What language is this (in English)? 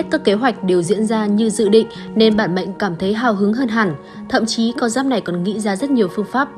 Vietnamese